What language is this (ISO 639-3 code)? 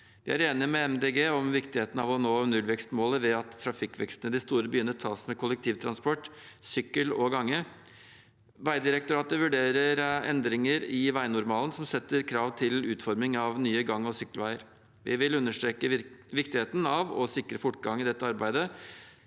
nor